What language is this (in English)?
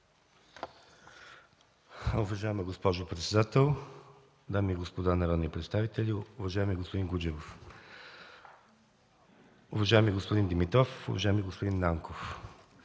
Bulgarian